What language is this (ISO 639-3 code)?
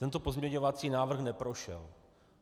ces